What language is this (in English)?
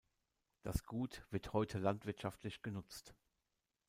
German